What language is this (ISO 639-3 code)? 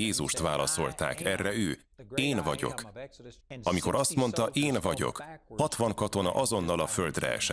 hun